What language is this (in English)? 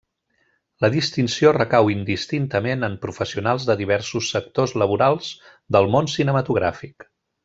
Catalan